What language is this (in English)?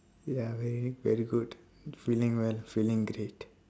English